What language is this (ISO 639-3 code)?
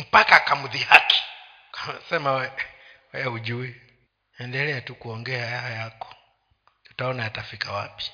swa